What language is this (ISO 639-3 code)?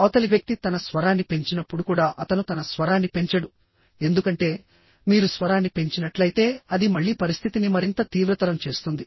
tel